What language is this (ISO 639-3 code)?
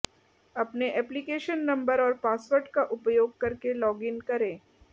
hin